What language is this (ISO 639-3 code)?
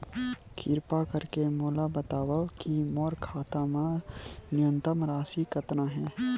hne